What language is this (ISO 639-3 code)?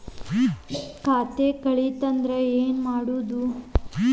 kan